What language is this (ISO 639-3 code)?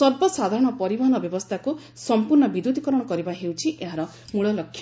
ori